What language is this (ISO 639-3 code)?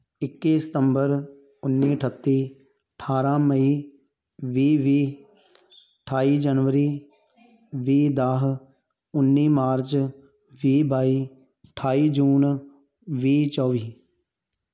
pan